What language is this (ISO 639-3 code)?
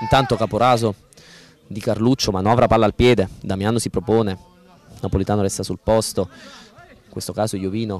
ita